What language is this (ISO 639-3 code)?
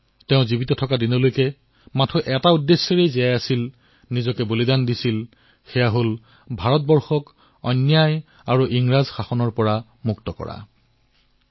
asm